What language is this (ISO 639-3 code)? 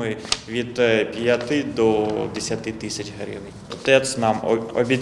ukr